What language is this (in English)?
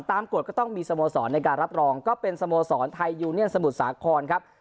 Thai